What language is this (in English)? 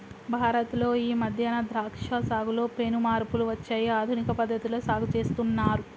Telugu